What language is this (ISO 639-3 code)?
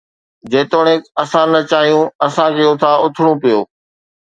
snd